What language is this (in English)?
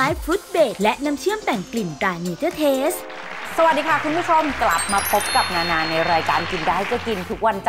Thai